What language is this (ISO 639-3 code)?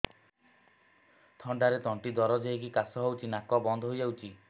ori